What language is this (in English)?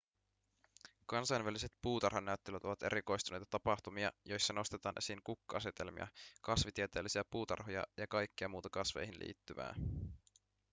Finnish